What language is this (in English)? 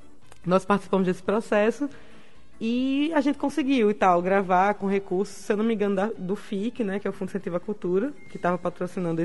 Portuguese